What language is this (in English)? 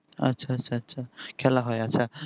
Bangla